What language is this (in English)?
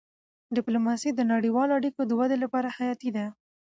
Pashto